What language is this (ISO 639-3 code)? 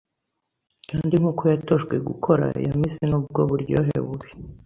kin